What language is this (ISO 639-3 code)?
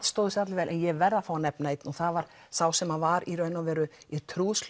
isl